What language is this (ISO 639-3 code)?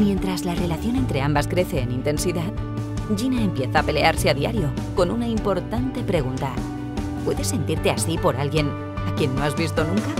spa